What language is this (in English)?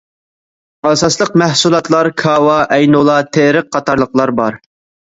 Uyghur